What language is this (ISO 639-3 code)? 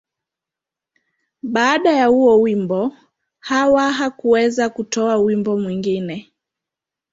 swa